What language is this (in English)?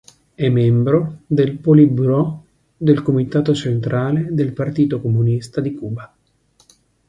Italian